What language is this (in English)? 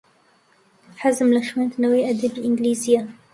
Central Kurdish